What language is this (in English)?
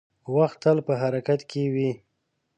Pashto